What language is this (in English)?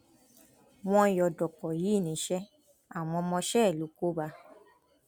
Yoruba